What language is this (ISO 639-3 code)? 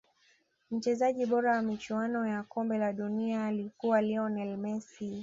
swa